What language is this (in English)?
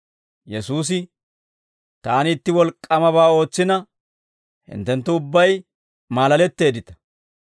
Dawro